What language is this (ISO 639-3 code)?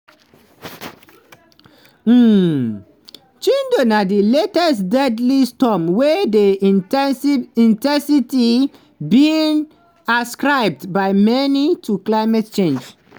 pcm